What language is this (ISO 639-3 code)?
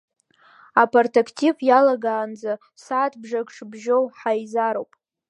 abk